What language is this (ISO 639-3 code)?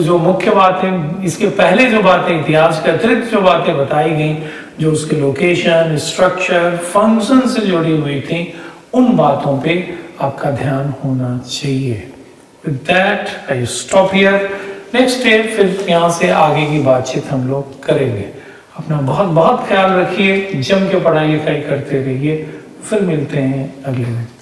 hin